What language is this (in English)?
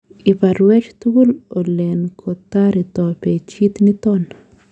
Kalenjin